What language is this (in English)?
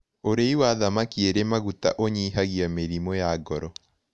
Kikuyu